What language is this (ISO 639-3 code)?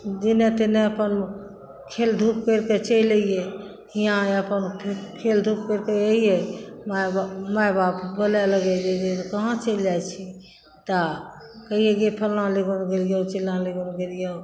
mai